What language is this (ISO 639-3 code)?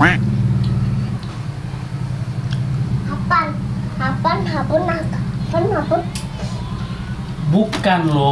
ind